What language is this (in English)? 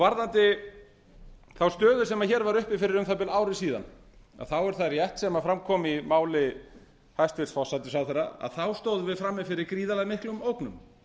Icelandic